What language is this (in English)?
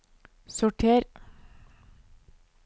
Norwegian